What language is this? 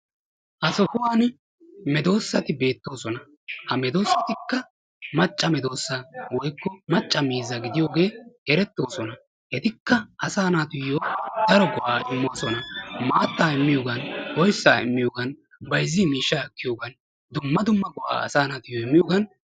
Wolaytta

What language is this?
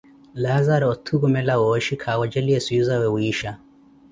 Koti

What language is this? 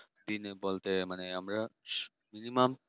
Bangla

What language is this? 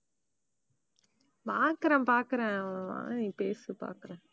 Tamil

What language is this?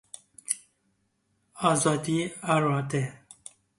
Persian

